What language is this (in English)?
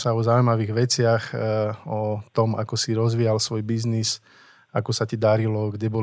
Slovak